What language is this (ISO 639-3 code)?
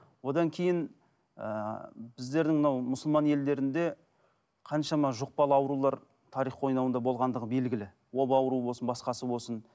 kaz